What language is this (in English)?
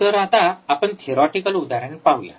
Marathi